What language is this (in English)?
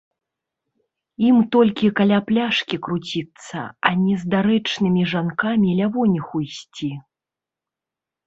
Belarusian